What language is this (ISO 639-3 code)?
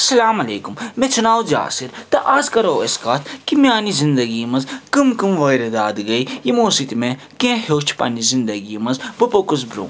kas